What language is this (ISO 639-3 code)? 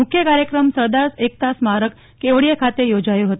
guj